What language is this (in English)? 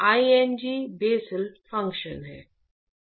Hindi